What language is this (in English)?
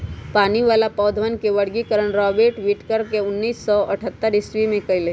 Magahi